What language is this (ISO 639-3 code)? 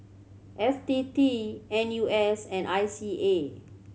eng